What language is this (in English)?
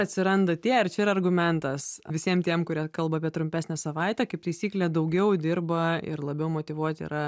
Lithuanian